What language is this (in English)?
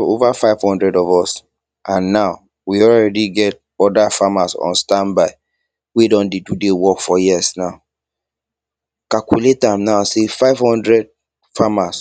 Nigerian Pidgin